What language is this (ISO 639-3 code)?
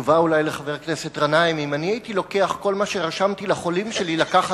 heb